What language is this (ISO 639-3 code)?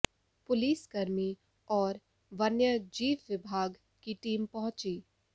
hin